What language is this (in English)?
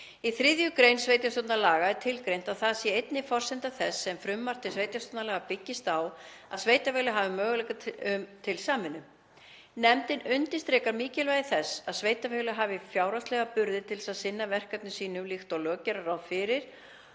Icelandic